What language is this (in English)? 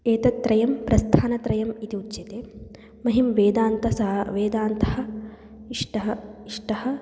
Sanskrit